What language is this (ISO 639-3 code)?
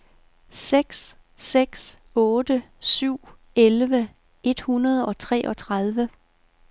dan